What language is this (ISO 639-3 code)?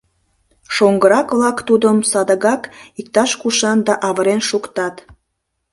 chm